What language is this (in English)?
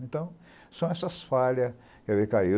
Portuguese